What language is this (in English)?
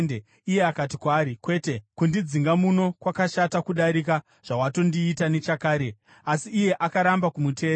Shona